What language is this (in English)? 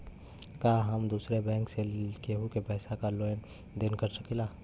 Bhojpuri